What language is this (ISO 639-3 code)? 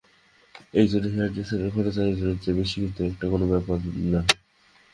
ben